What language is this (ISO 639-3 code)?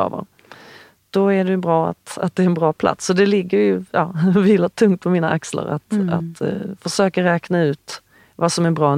swe